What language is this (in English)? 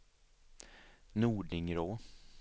Swedish